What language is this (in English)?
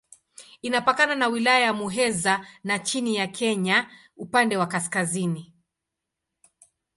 Swahili